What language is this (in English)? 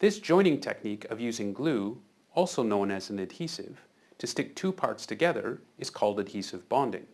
English